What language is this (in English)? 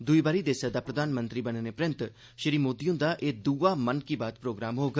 Dogri